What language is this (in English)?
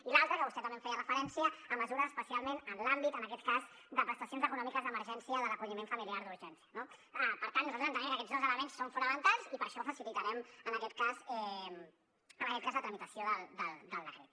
Catalan